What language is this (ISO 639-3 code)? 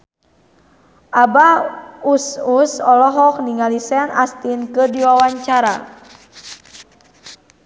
sun